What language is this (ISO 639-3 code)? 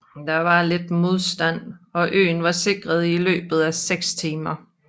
dan